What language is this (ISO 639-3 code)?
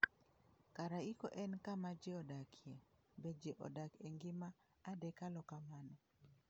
luo